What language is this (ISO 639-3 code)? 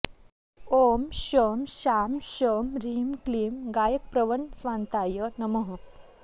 san